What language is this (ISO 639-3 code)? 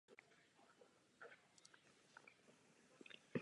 ces